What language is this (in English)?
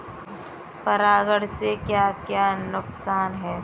Hindi